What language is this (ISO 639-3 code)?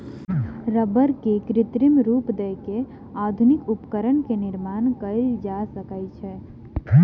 mai